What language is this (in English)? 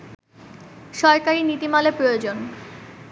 Bangla